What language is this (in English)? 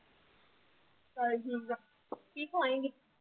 Punjabi